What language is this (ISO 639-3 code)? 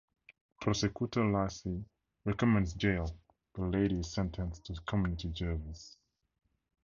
eng